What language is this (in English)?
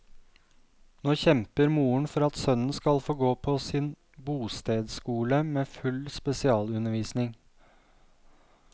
Norwegian